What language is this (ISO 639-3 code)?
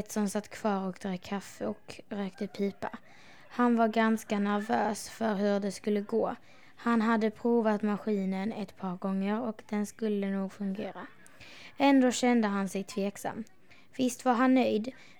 swe